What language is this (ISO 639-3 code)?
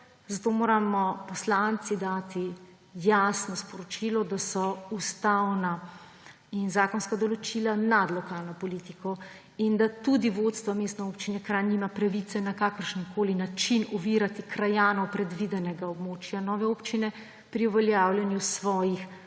slv